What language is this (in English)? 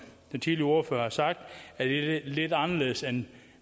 Danish